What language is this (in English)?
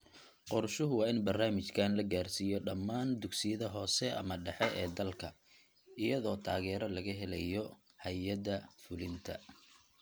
Somali